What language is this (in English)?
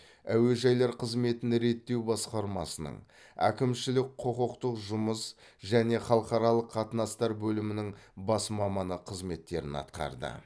Kazakh